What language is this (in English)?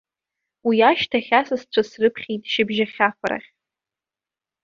Abkhazian